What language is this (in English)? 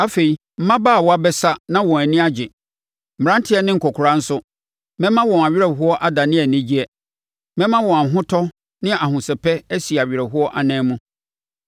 Akan